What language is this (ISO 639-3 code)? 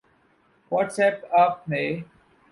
urd